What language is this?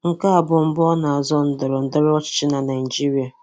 Igbo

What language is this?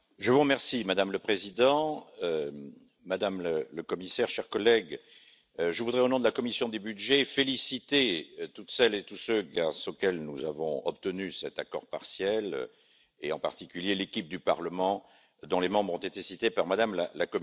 French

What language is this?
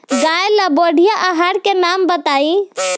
Bhojpuri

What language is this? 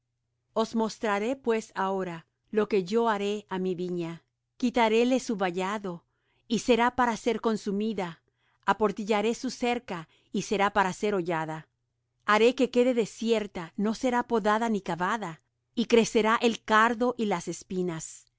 Spanish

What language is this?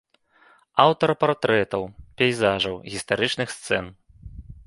Belarusian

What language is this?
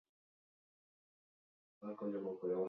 Basque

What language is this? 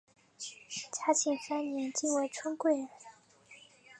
Chinese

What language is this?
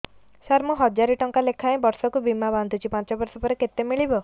Odia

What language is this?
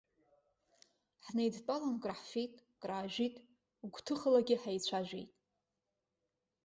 Abkhazian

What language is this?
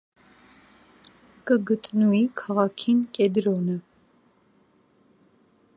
Armenian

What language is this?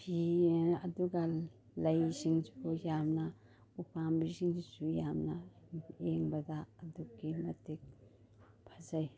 Manipuri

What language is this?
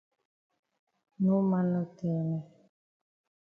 Cameroon Pidgin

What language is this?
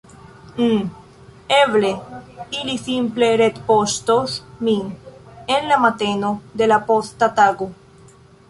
Esperanto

